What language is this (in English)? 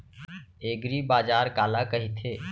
Chhattisgarhi